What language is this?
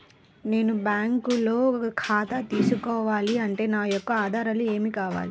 Telugu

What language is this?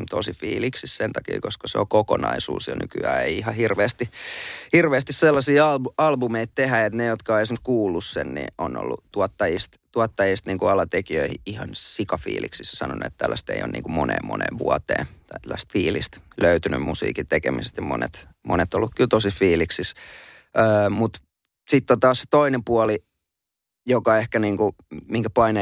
Finnish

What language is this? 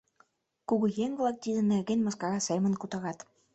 Mari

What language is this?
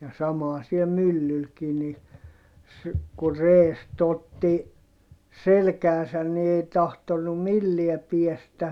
Finnish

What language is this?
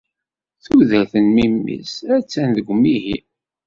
Kabyle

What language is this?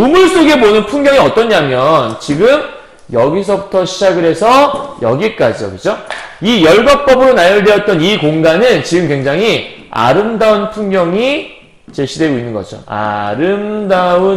Korean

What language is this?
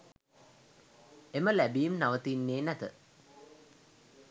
Sinhala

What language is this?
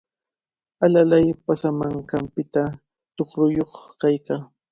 Cajatambo North Lima Quechua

